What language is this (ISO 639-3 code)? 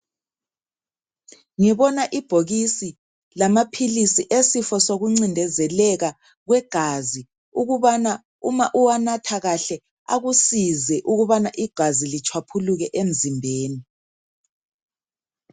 nde